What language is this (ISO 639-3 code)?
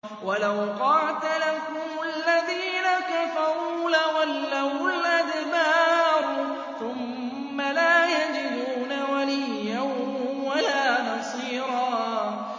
ara